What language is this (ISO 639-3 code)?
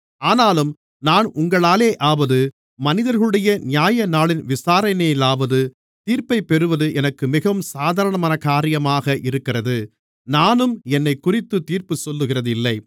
tam